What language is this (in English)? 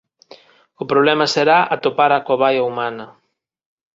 Galician